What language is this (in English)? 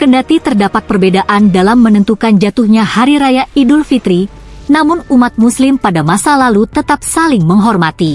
Indonesian